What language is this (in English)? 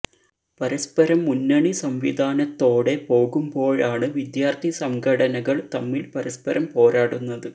Malayalam